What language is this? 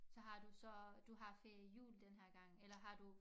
Danish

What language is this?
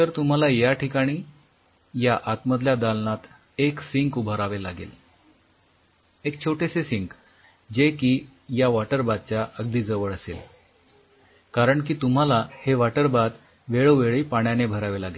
Marathi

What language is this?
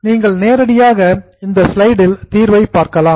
Tamil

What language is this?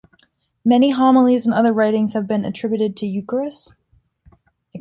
English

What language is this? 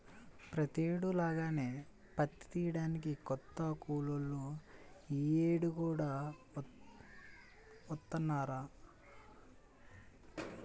Telugu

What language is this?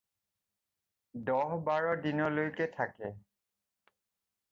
Assamese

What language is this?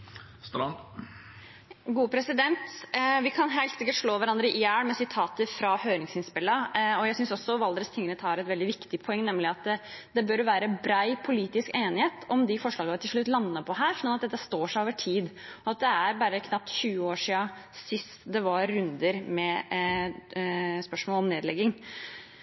Norwegian Bokmål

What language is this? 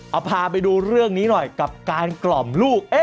Thai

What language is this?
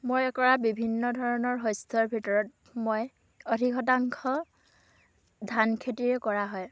Assamese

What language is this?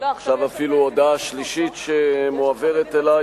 Hebrew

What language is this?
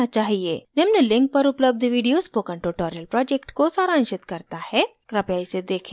Hindi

